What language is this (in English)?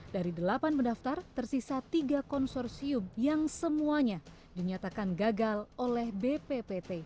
Indonesian